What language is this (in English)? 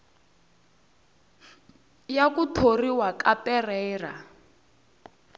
Tsonga